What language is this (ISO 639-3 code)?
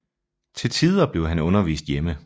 dan